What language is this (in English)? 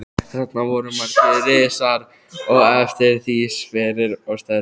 Icelandic